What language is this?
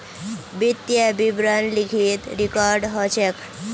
Magahi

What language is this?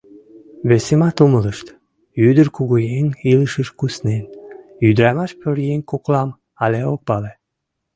Mari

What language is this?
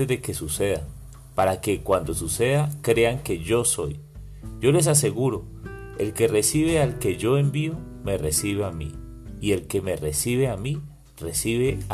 Spanish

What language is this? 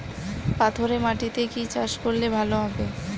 Bangla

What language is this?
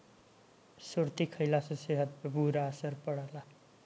Bhojpuri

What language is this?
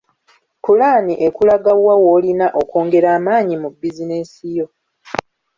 Ganda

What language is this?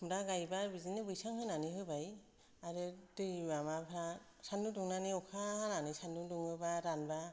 Bodo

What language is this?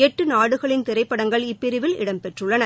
Tamil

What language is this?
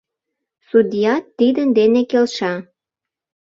Mari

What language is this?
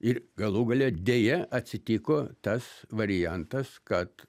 Lithuanian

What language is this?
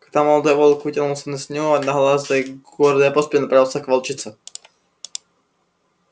Russian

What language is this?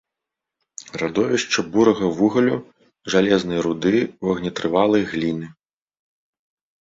Belarusian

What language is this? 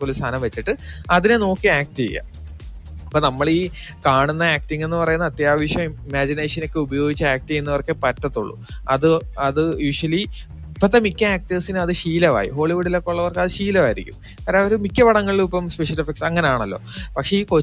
Malayalam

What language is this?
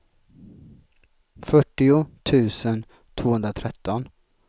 Swedish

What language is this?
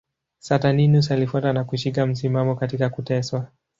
Swahili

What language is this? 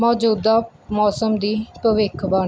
Punjabi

